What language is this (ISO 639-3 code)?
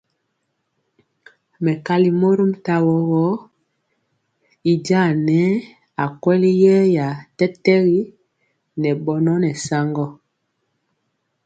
mcx